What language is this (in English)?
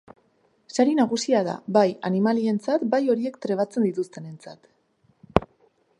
Basque